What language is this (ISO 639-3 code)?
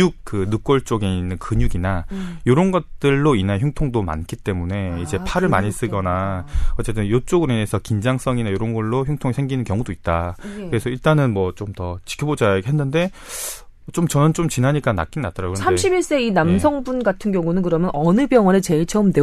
kor